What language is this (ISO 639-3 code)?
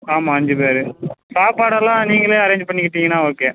tam